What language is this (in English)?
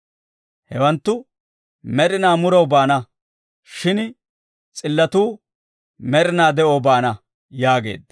Dawro